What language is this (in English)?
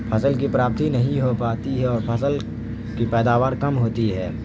Urdu